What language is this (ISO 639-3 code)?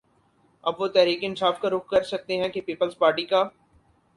urd